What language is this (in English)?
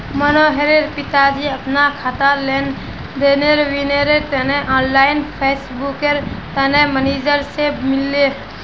Magahi